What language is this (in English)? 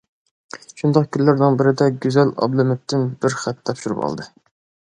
Uyghur